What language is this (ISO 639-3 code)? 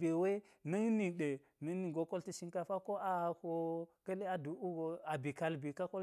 gyz